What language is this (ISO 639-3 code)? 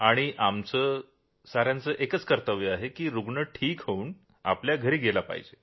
mar